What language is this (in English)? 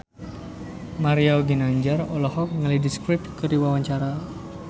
Sundanese